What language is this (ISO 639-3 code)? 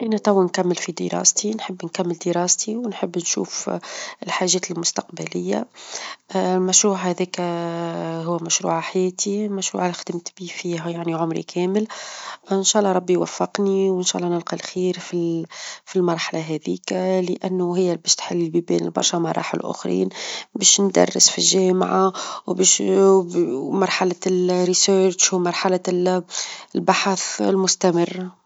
aeb